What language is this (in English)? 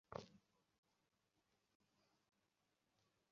Bangla